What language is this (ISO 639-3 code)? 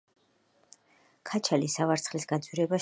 kat